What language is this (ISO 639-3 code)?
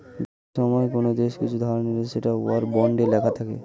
ben